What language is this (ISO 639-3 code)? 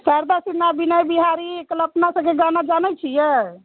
mai